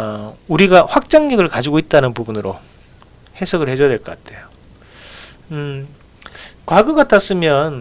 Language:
Korean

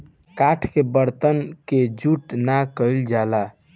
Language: Bhojpuri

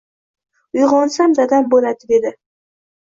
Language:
Uzbek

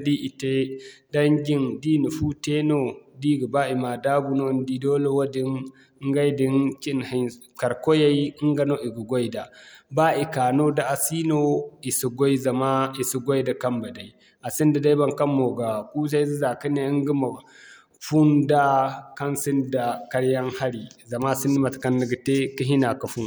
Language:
Zarma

